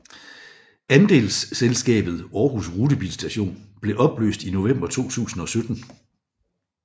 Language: Danish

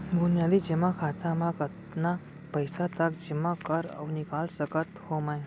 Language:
Chhattisgarhi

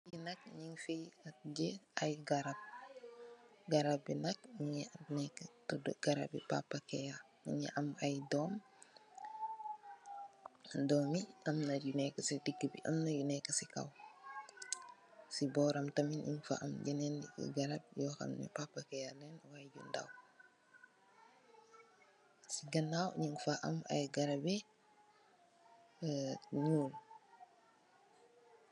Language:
Wolof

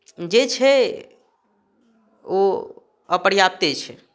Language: Maithili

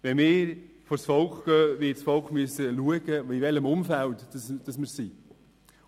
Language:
Swiss German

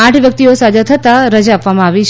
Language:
Gujarati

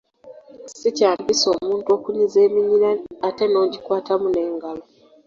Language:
Ganda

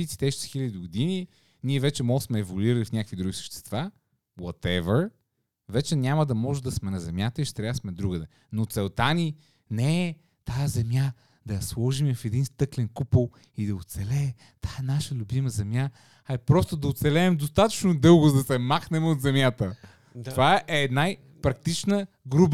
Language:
Bulgarian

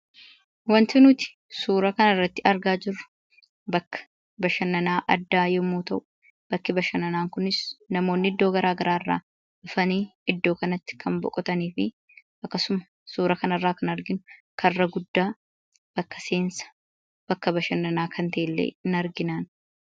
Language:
Oromo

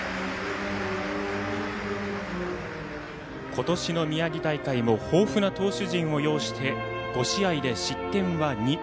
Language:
Japanese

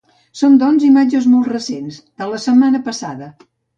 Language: Catalan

